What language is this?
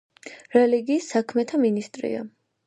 Georgian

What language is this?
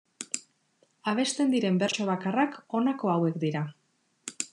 Basque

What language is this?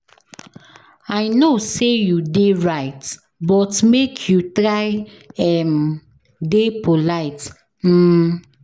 Nigerian Pidgin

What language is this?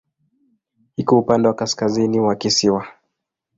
Swahili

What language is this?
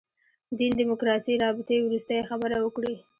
Pashto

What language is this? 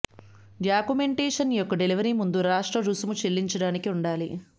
Telugu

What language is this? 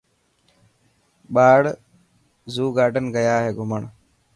Dhatki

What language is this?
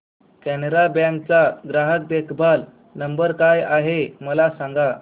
Marathi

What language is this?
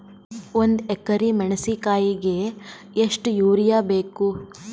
Kannada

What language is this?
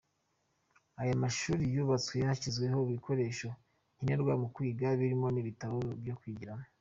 Kinyarwanda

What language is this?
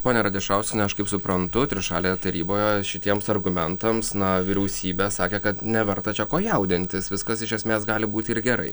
Lithuanian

